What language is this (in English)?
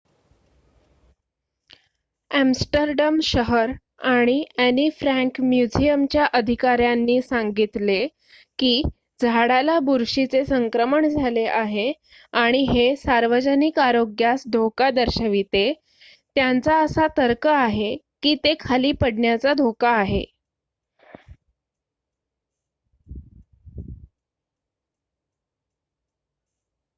Marathi